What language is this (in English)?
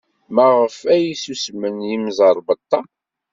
Kabyle